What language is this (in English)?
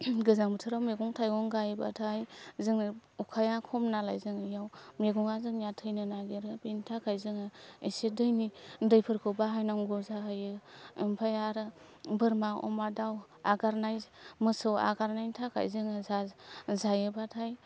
Bodo